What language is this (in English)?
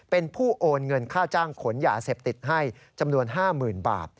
Thai